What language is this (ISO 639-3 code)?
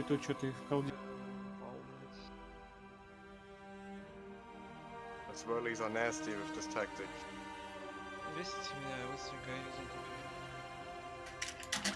rus